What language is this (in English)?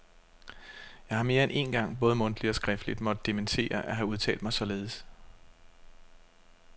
Danish